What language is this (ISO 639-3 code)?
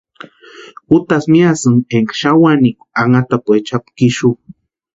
pua